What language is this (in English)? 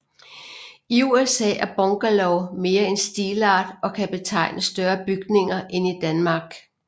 Danish